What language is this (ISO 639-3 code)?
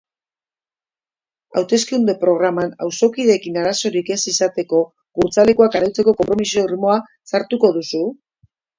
eus